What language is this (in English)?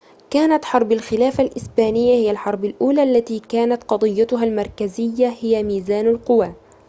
Arabic